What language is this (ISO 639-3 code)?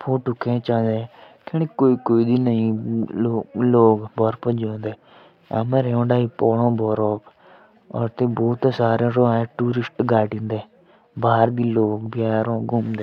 jns